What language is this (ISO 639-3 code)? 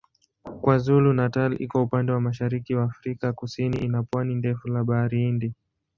swa